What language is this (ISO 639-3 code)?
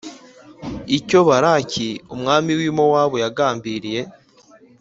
kin